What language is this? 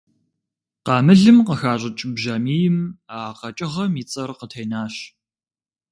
Kabardian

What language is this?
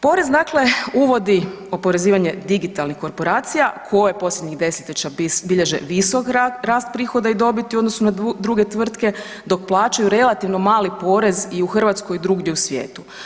Croatian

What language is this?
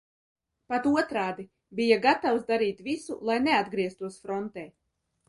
Latvian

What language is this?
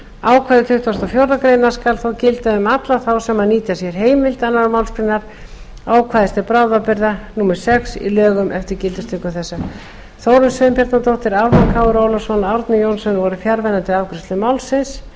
Icelandic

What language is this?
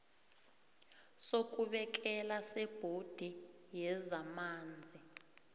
South Ndebele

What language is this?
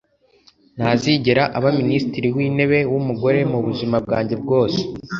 Kinyarwanda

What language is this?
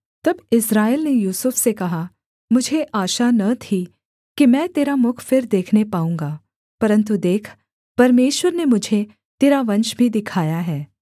Hindi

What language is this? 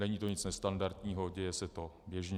Czech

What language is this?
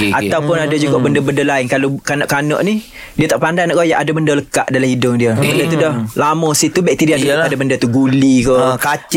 Malay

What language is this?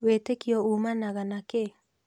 Kikuyu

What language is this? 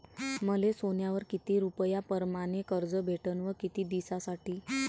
Marathi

